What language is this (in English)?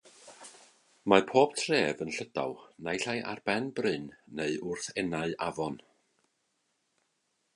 Welsh